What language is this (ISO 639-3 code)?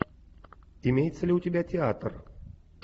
rus